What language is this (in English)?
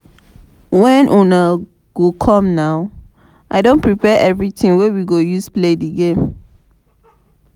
Nigerian Pidgin